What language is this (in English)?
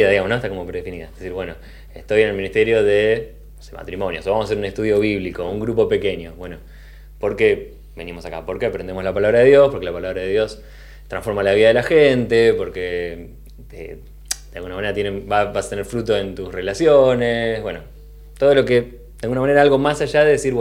Spanish